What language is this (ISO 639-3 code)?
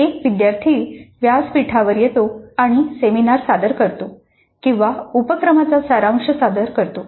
mar